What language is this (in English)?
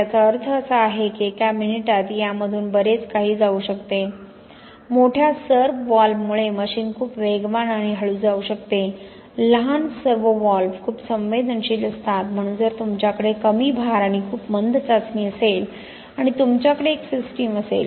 Marathi